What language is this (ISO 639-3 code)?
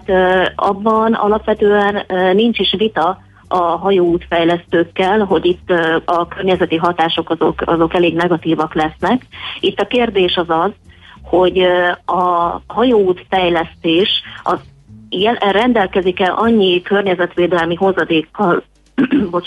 hun